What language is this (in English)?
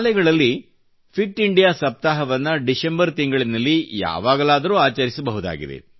Kannada